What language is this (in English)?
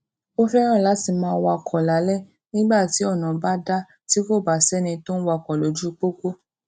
Yoruba